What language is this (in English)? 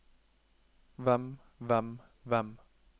Norwegian